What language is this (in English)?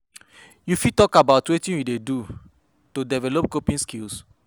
Nigerian Pidgin